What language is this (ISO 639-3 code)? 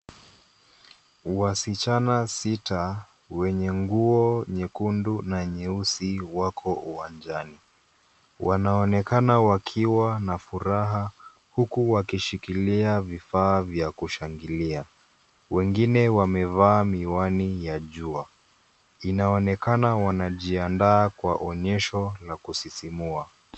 swa